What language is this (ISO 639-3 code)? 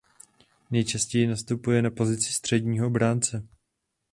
ces